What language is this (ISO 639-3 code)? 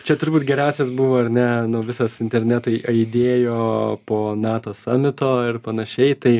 lit